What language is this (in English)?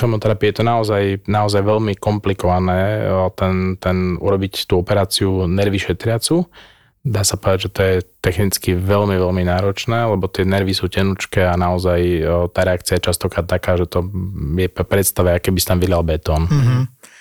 Slovak